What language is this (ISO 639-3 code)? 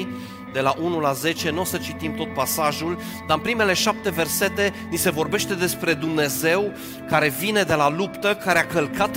ron